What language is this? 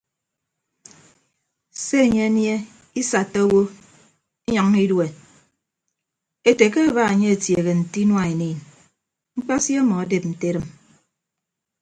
Ibibio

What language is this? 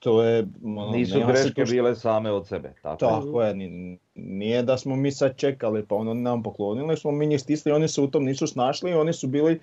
Croatian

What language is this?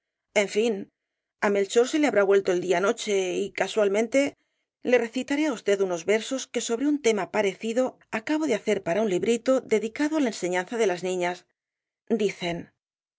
Spanish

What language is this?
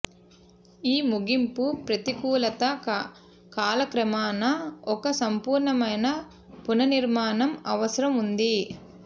Telugu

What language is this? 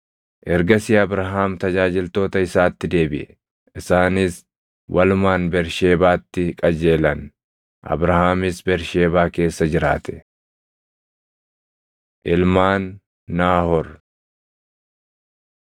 Oromo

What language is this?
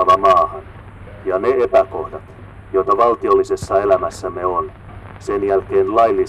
Finnish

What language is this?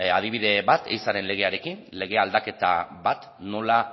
Basque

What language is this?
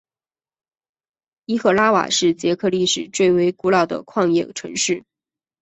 Chinese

